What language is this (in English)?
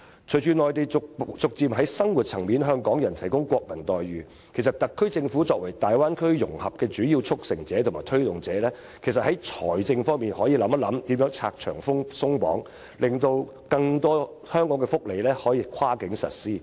Cantonese